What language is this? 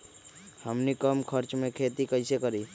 Magahi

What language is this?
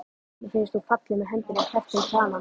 Icelandic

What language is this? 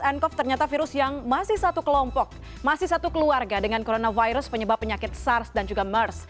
Indonesian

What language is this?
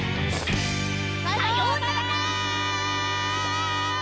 Japanese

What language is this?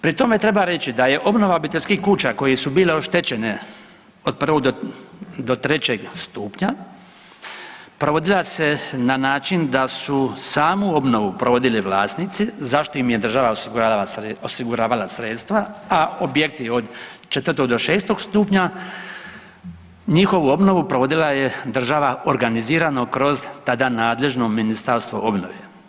Croatian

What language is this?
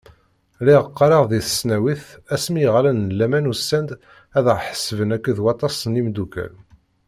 Kabyle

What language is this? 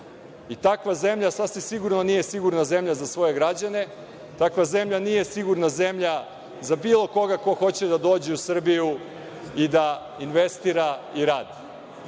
Serbian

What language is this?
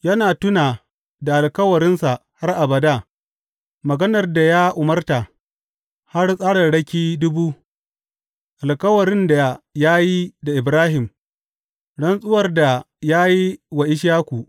Hausa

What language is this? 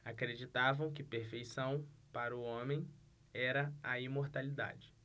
Portuguese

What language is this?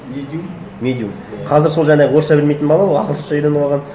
Kazakh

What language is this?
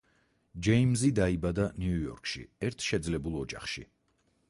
Georgian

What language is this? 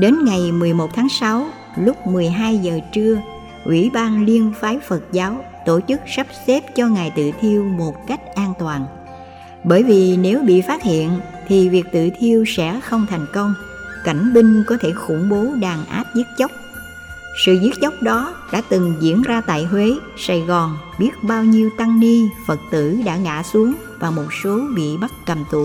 Vietnamese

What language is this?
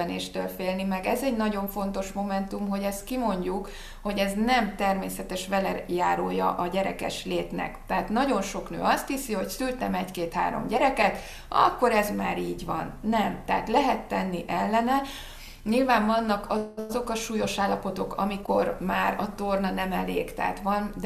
Hungarian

